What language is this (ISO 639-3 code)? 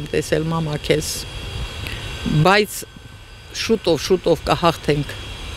ron